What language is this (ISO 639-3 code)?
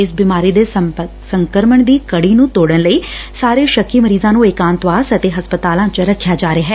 pan